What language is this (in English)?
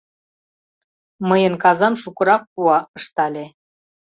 Mari